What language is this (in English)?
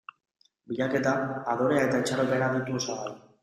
Basque